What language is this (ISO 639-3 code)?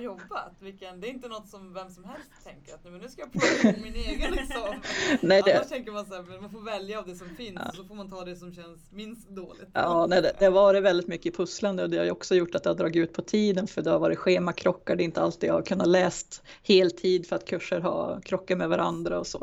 swe